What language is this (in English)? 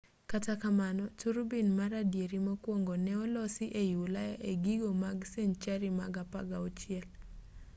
Luo (Kenya and Tanzania)